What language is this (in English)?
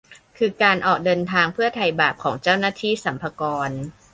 Thai